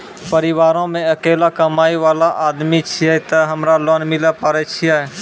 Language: Maithili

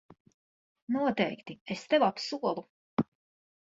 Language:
Latvian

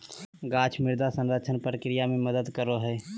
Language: Magahi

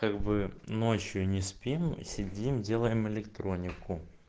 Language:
Russian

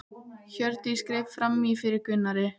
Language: Icelandic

